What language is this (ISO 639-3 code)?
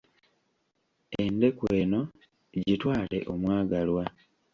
lug